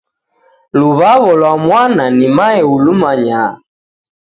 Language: Taita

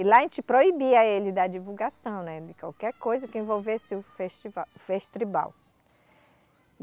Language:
Portuguese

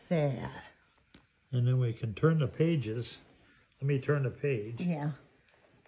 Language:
English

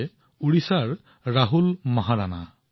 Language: Assamese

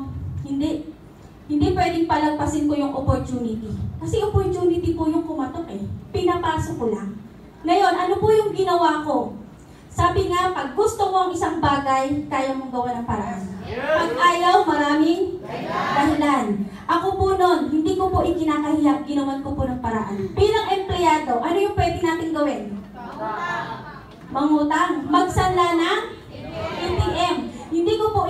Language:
Filipino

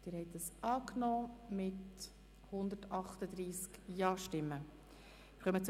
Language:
Swiss German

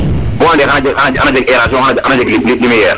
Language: Serer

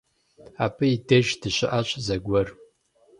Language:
Kabardian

